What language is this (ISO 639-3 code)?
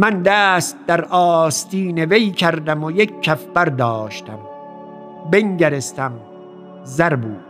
fas